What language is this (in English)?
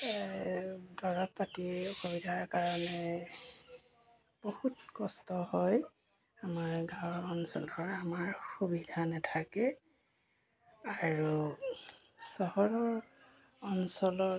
Assamese